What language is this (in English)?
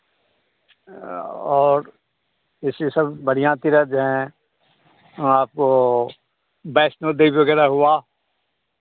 Hindi